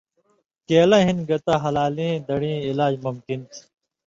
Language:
Indus Kohistani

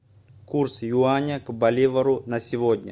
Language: Russian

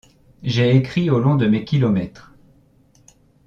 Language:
French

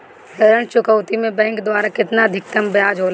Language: Bhojpuri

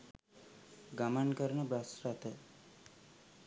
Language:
Sinhala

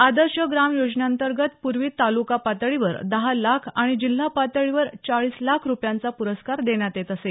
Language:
Marathi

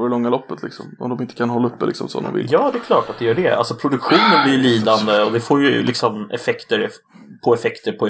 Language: Swedish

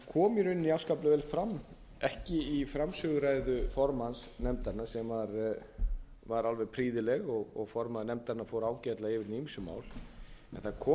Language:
Icelandic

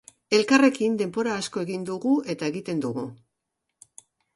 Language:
Basque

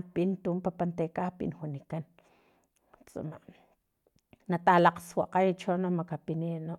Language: Filomena Mata-Coahuitlán Totonac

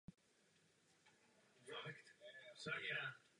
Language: Czech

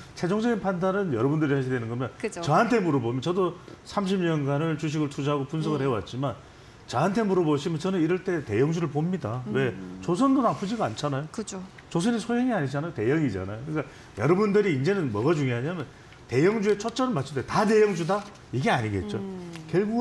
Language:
Korean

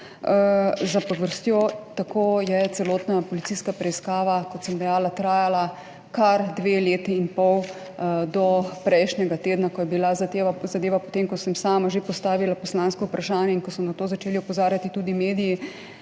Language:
Slovenian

